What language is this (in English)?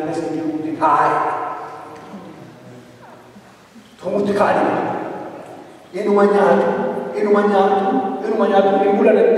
Indonesian